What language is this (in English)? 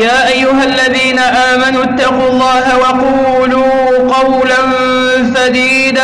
Arabic